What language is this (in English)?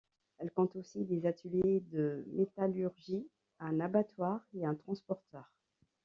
French